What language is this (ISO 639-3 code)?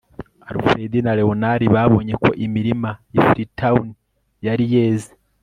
kin